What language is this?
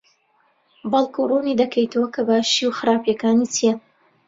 Central Kurdish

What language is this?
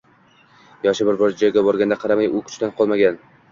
Uzbek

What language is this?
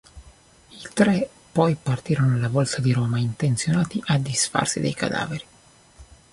Italian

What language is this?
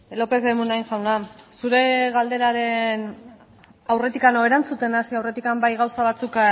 Basque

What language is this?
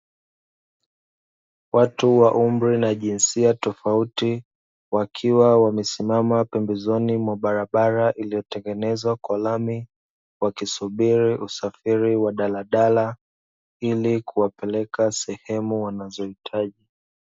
Swahili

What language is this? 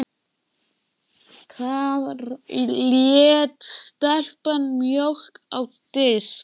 Icelandic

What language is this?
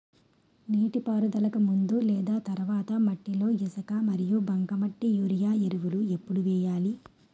Telugu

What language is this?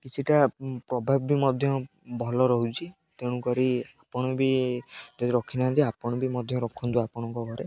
Odia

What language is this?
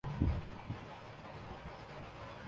Urdu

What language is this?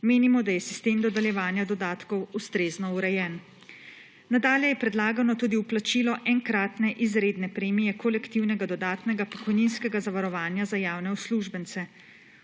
Slovenian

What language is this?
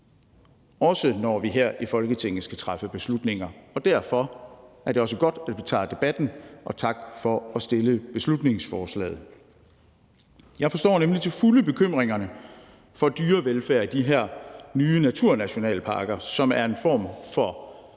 Danish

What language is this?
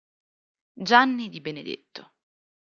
Italian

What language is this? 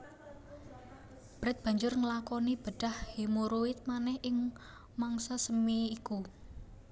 Javanese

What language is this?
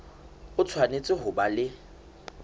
Southern Sotho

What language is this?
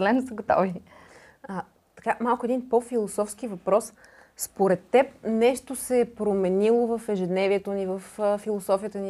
Bulgarian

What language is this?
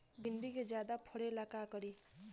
Bhojpuri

